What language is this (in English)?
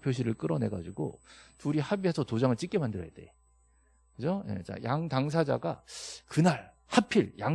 Korean